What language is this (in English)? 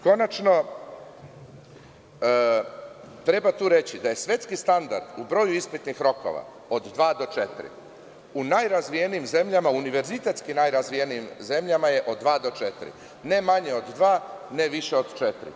Serbian